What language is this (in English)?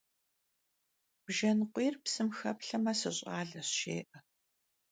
Kabardian